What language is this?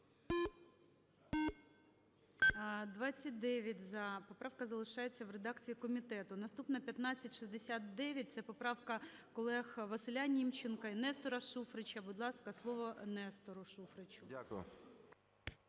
Ukrainian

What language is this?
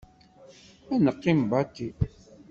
Kabyle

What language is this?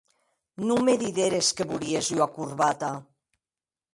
Occitan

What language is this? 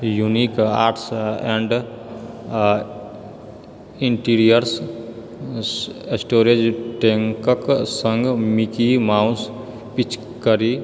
Maithili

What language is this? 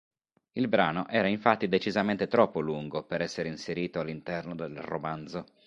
Italian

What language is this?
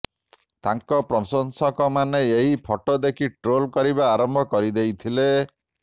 Odia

